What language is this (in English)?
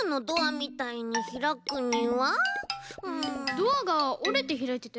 Japanese